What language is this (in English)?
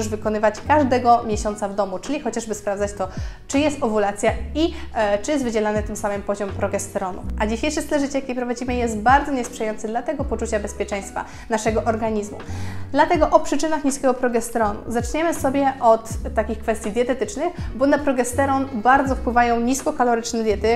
Polish